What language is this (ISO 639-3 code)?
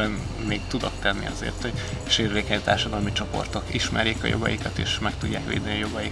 hun